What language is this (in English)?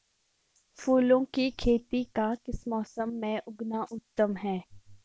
Hindi